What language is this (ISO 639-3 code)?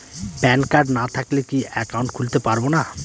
ben